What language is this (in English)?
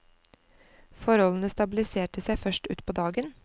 Norwegian